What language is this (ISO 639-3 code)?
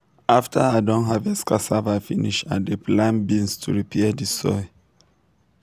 pcm